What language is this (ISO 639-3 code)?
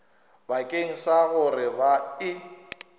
nso